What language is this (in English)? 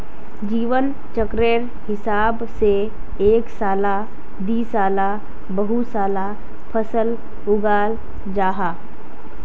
Magahi